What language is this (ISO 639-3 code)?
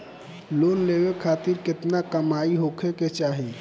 bho